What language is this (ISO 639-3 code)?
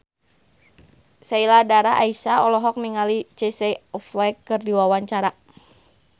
sun